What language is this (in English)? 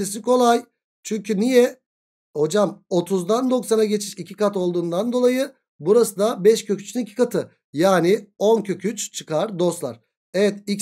Turkish